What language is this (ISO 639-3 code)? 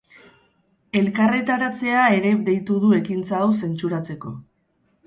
eus